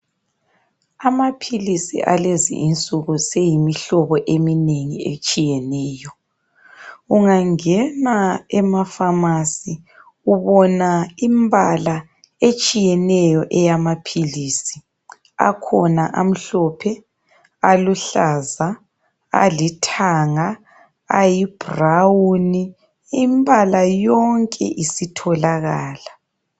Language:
North Ndebele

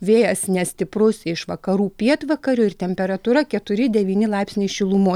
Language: Lithuanian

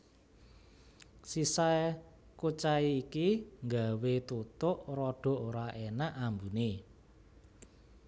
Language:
Javanese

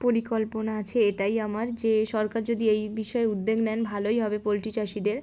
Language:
Bangla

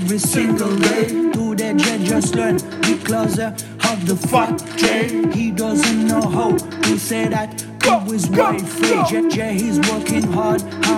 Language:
Turkish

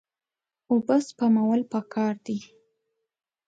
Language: Pashto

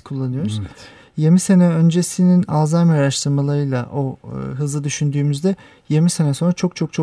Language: Turkish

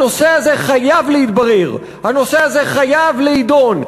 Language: Hebrew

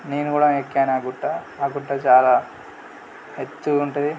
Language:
Telugu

